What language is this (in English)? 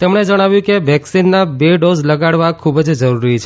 Gujarati